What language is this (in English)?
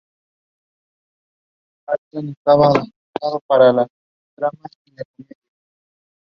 English